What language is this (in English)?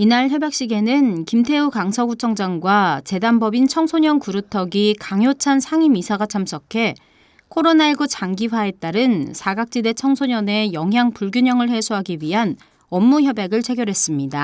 Korean